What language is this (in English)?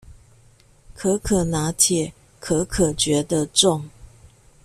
Chinese